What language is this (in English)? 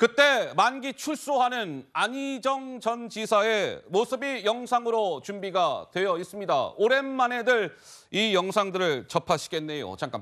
Korean